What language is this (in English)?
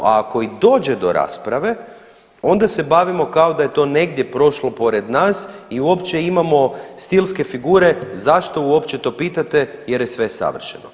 Croatian